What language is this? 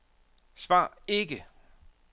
Danish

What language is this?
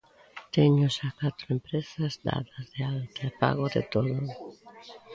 Galician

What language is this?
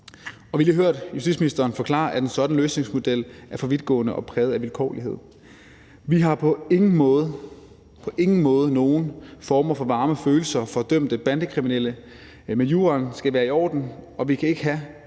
Danish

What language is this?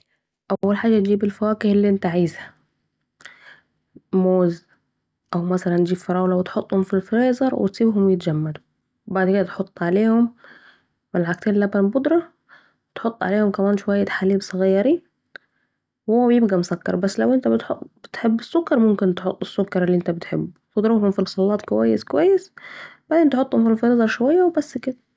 Saidi Arabic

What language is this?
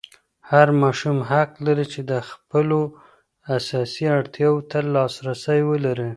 Pashto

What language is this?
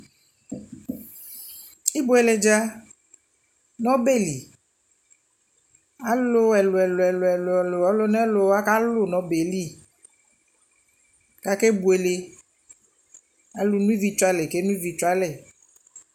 Ikposo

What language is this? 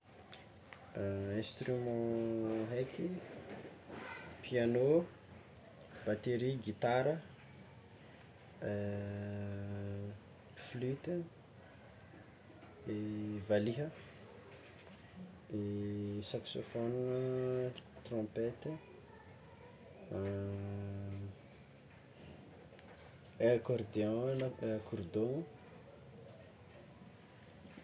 Tsimihety Malagasy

